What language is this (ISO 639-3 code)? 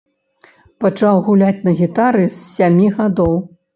bel